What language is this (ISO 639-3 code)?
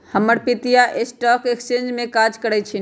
mag